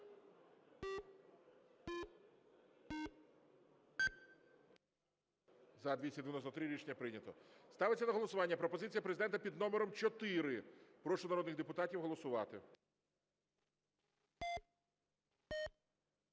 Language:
Ukrainian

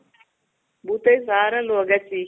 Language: Kannada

